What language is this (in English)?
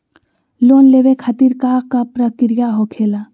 Magahi